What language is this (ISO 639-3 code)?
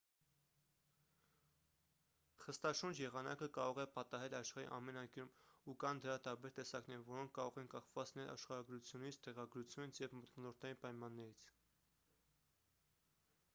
hye